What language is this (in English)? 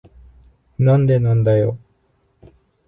Japanese